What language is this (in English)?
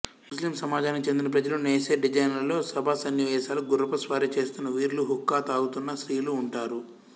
Telugu